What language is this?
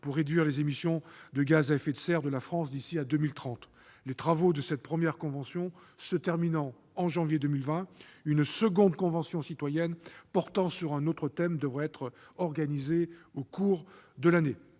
French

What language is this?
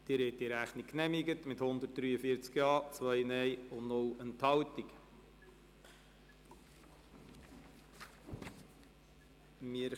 Swiss German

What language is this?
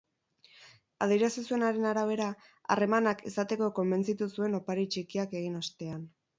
Basque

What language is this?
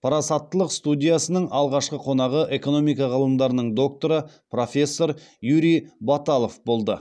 Kazakh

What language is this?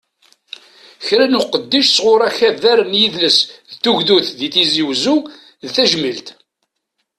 Kabyle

